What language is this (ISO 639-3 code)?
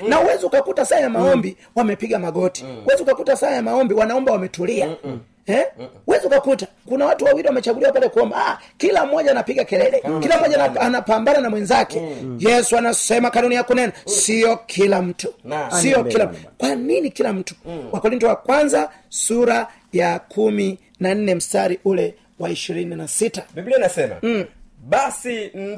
swa